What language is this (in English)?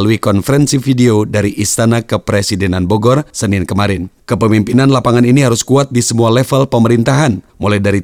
Indonesian